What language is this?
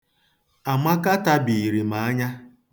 Igbo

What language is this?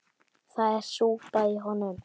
Icelandic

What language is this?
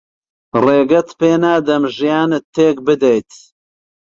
Central Kurdish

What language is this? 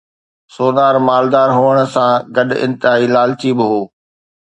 Sindhi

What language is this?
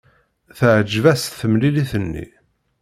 Kabyle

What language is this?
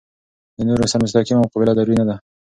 Pashto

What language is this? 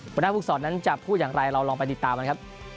Thai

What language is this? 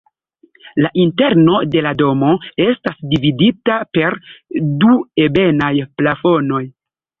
Esperanto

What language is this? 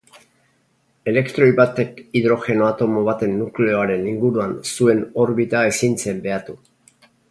Basque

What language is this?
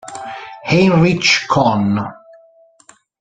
Italian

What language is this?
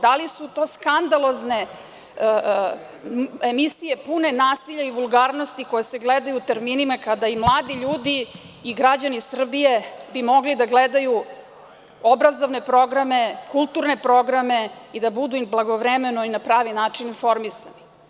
Serbian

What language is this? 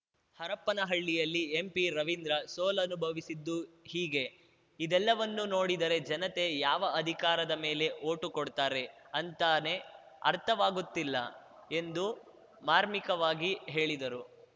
Kannada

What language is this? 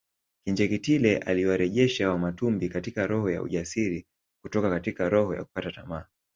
Swahili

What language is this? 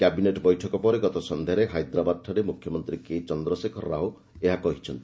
Odia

